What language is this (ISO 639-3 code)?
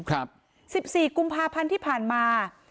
tha